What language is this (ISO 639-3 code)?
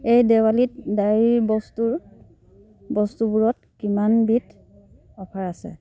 asm